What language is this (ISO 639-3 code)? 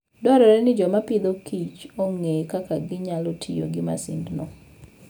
luo